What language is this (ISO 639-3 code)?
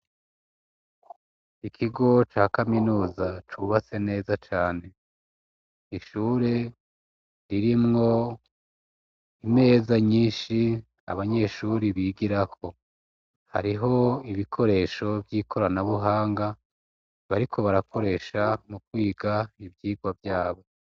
run